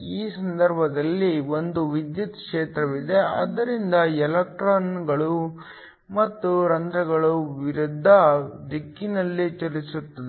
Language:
Kannada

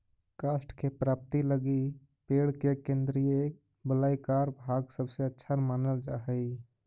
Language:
Magahi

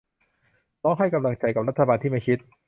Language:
Thai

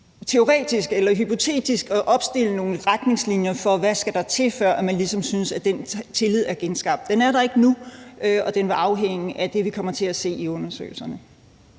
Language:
Danish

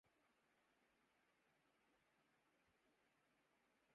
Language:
Urdu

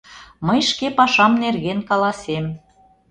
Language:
Mari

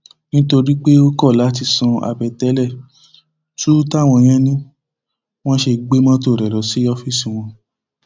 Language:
Yoruba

